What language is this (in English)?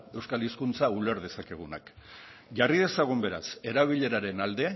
Basque